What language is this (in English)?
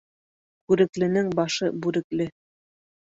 Bashkir